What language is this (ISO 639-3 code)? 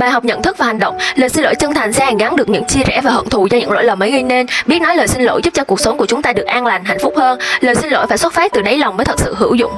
vie